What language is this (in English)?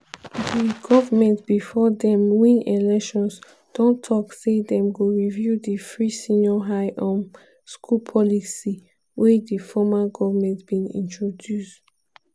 Nigerian Pidgin